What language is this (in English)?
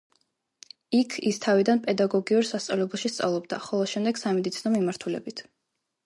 Georgian